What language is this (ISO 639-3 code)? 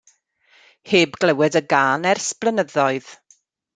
cym